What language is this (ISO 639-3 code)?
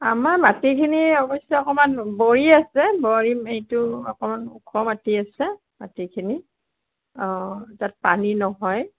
asm